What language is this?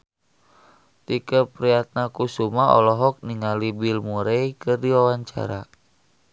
Sundanese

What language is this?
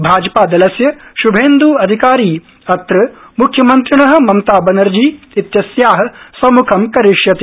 Sanskrit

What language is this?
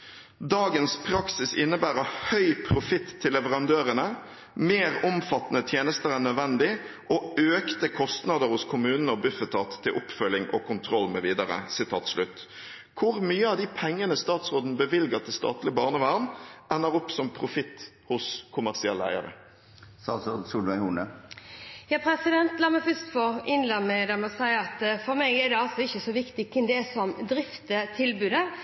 Norwegian Bokmål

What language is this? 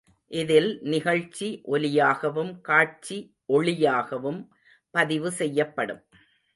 Tamil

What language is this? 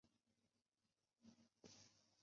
Chinese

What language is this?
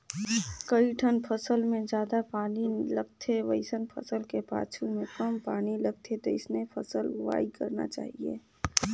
Chhattisgarhi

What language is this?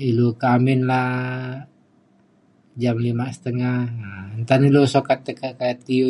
Mainstream Kenyah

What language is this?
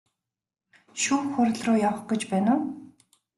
Mongolian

